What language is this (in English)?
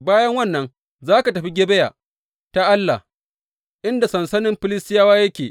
Hausa